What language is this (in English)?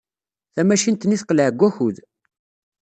Kabyle